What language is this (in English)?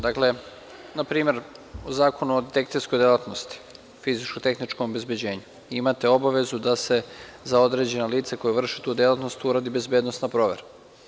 Serbian